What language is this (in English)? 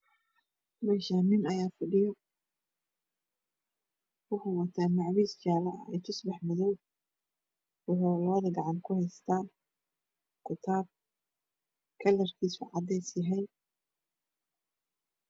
Somali